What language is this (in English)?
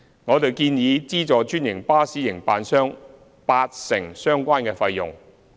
Cantonese